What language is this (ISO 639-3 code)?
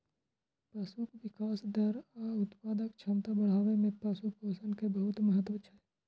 mai